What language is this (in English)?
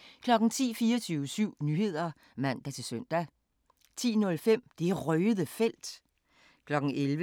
Danish